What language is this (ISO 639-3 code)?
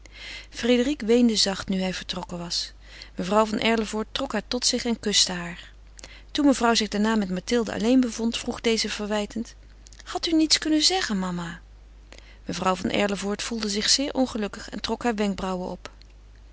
nld